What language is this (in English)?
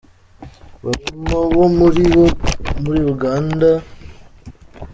Kinyarwanda